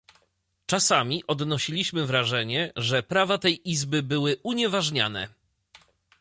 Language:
Polish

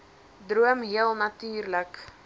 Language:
Afrikaans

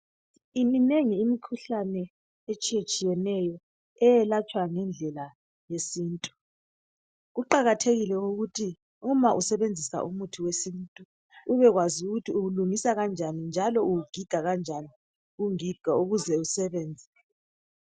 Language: North Ndebele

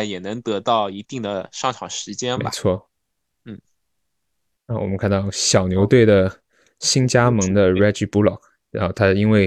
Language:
Chinese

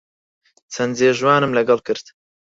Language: Central Kurdish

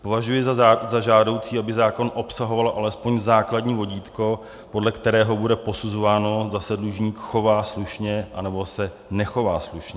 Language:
Czech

